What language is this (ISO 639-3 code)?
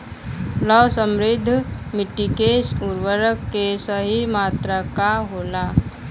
bho